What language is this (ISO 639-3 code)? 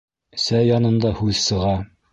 bak